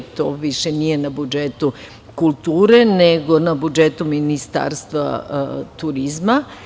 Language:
Serbian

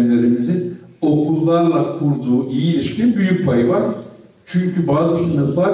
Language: Turkish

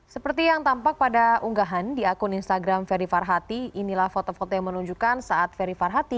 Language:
Indonesian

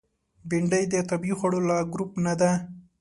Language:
Pashto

